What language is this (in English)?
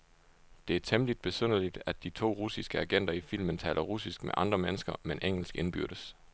Danish